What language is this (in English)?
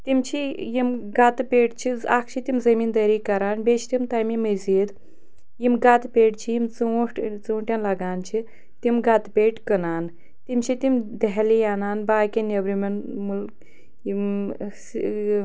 Kashmiri